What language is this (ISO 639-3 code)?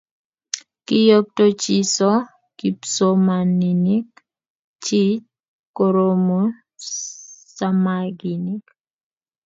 kln